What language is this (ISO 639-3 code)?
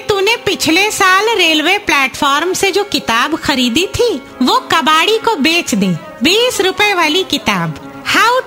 hin